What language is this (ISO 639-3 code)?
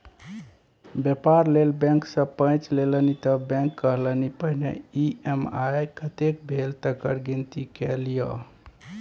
mai